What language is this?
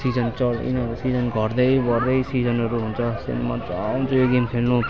Nepali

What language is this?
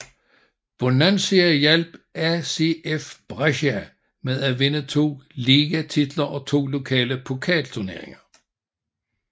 Danish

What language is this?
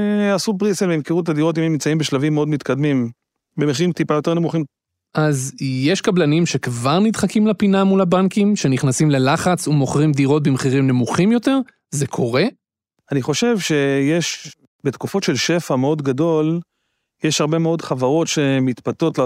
Hebrew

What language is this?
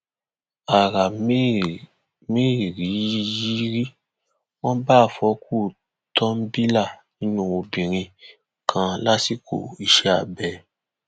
Yoruba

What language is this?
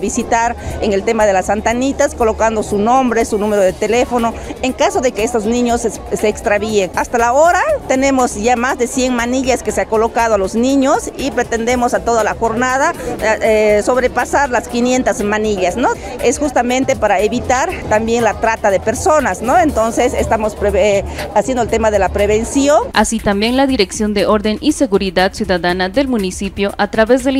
Spanish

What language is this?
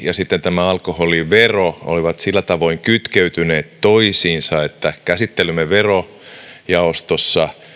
Finnish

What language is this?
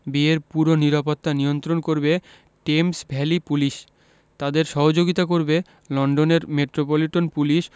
Bangla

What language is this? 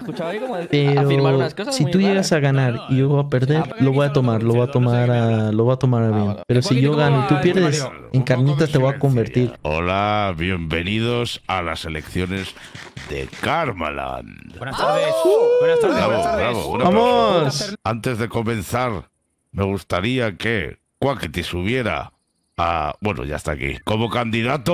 Spanish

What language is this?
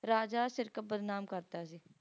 Punjabi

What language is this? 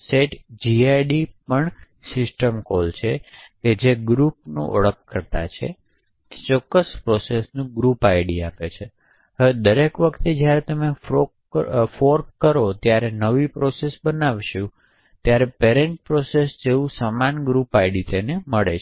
Gujarati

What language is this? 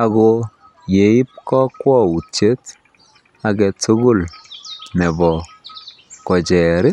Kalenjin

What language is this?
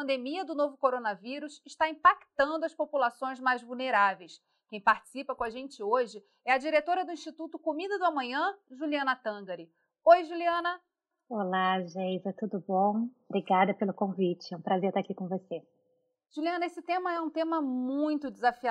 Portuguese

